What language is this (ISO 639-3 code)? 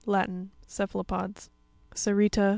eng